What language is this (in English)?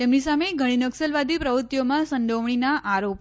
Gujarati